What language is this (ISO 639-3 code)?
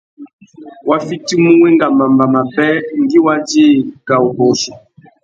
bag